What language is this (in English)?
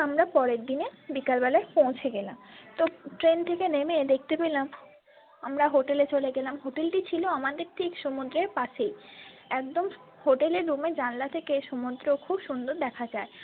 Bangla